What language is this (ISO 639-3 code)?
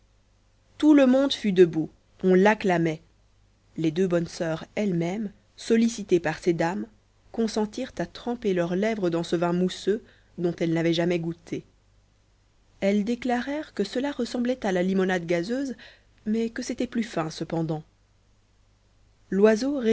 fra